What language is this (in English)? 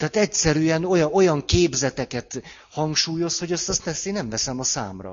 Hungarian